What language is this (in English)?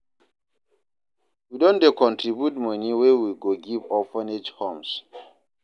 Nigerian Pidgin